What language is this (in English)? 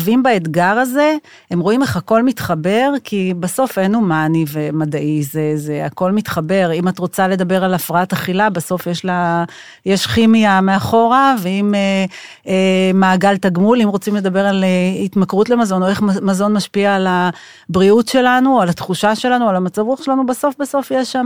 Hebrew